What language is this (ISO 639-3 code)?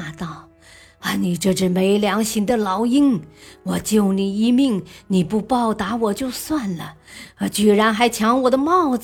zho